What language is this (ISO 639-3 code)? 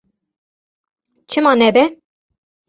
kur